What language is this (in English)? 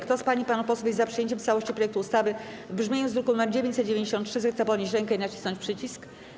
Polish